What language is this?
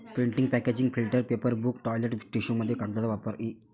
Marathi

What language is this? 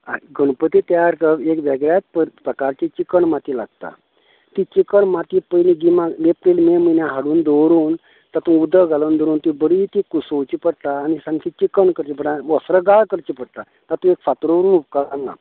Konkani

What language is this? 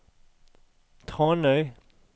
Norwegian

